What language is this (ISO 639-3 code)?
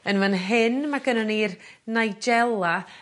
cym